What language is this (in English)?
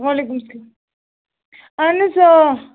Kashmiri